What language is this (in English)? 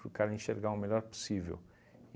Portuguese